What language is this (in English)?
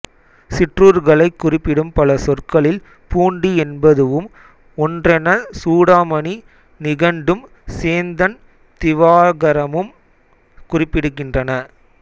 Tamil